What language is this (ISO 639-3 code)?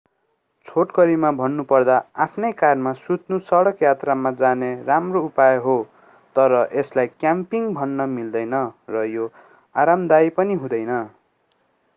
nep